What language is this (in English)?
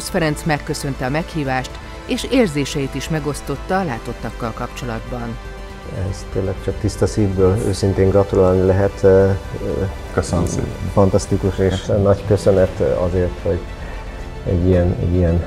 Hungarian